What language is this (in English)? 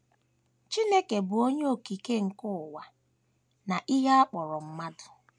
Igbo